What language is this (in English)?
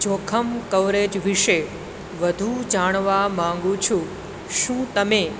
Gujarati